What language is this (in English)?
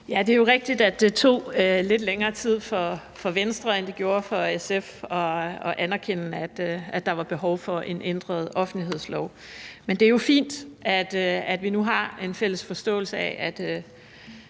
Danish